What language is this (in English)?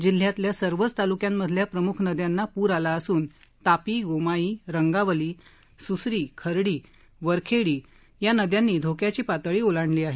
Marathi